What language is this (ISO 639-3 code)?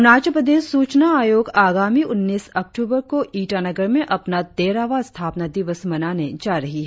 hin